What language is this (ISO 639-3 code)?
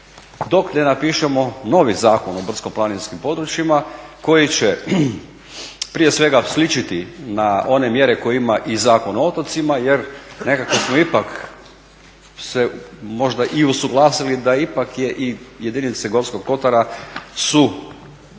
hrv